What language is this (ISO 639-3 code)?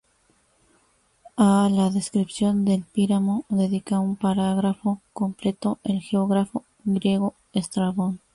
spa